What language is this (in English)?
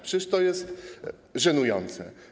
Polish